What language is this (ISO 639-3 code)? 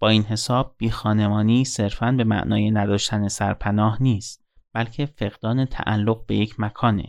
fas